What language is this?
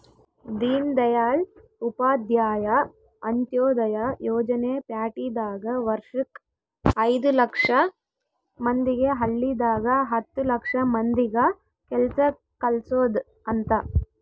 Kannada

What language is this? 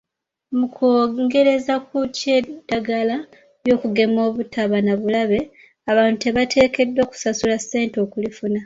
Ganda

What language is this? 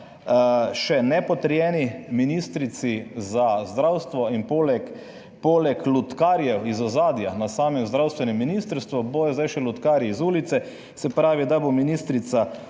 Slovenian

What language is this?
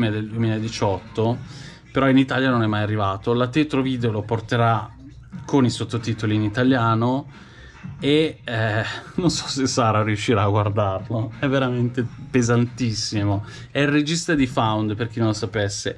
Italian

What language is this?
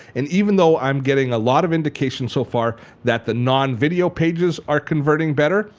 English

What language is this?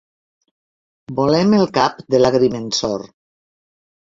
Catalan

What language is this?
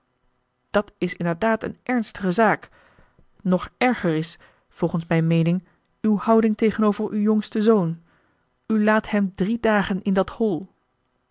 Dutch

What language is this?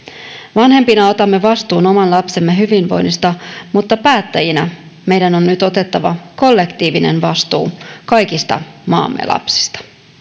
Finnish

